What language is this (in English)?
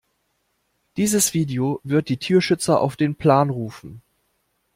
German